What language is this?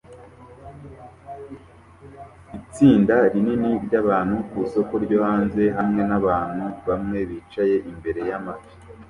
Kinyarwanda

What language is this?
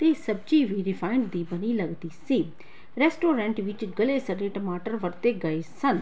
Punjabi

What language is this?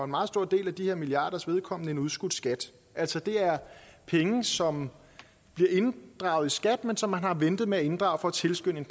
Danish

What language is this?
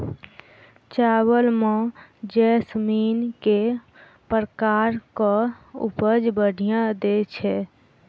Maithili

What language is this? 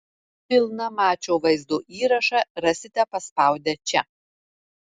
Lithuanian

